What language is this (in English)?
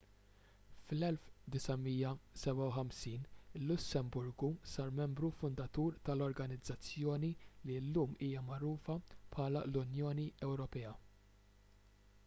Maltese